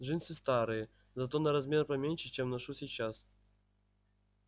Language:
Russian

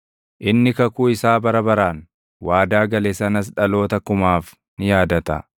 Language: Oromo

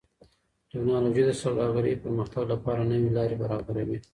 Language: Pashto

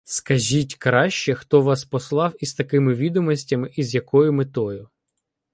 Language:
Ukrainian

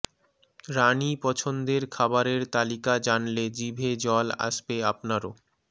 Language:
Bangla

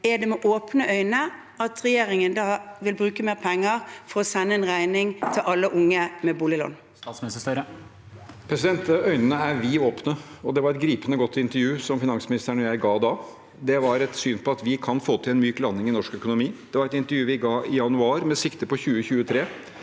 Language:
Norwegian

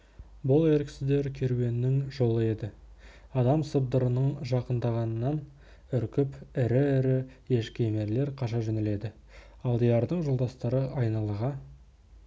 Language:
Kazakh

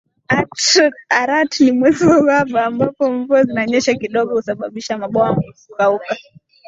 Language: Swahili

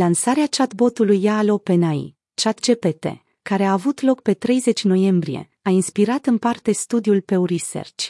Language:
Romanian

